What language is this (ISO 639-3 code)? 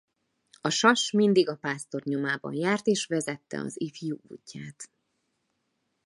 hun